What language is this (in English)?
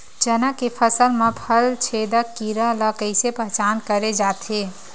Chhattisgarhi